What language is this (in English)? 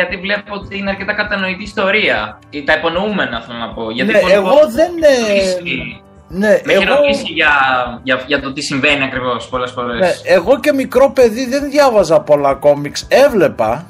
Greek